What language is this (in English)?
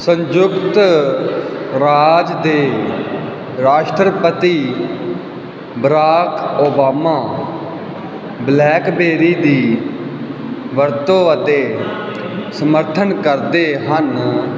Punjabi